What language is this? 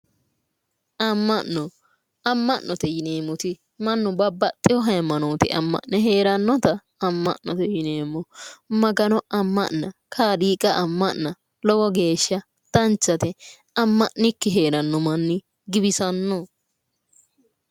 Sidamo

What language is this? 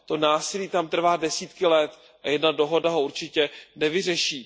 Czech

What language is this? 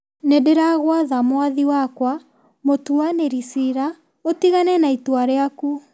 Kikuyu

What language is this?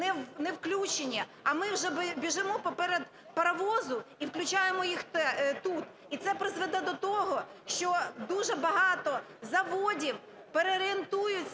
Ukrainian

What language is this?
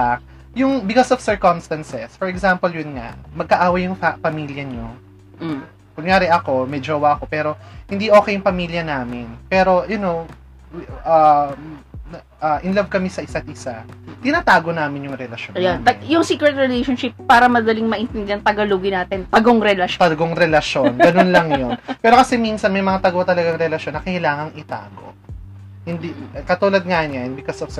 Filipino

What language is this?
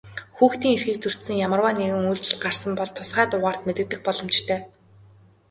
Mongolian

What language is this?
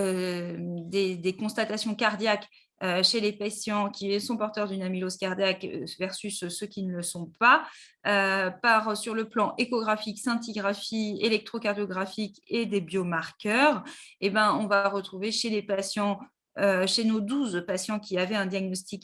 French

